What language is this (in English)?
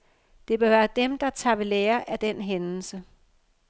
Danish